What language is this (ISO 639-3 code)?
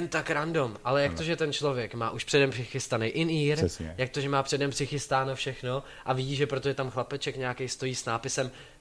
ces